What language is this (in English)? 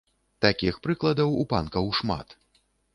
Belarusian